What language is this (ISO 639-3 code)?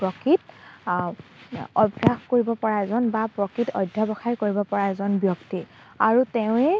asm